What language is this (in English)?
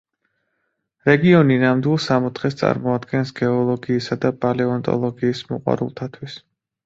Georgian